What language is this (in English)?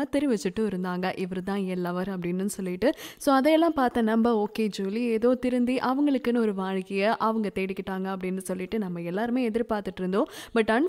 Tamil